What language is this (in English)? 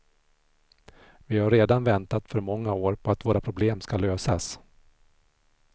Swedish